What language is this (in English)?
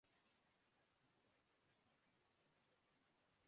Urdu